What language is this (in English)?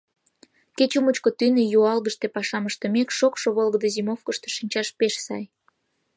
Mari